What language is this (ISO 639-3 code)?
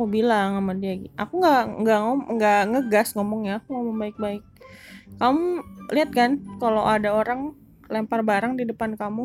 ind